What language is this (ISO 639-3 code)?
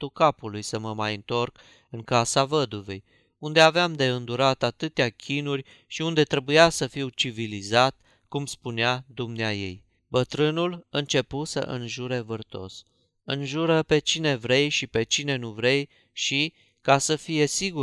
ron